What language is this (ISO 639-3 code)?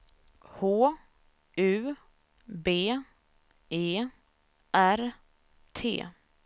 swe